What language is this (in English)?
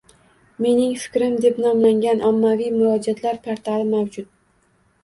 Uzbek